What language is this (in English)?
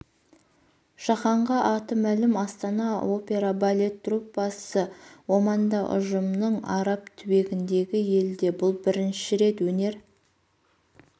Kazakh